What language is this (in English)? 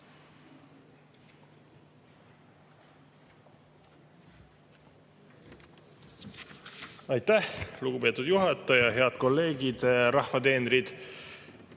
Estonian